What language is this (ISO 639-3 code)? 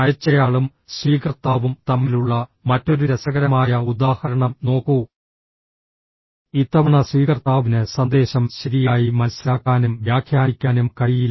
mal